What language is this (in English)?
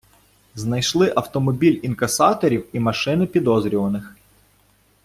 Ukrainian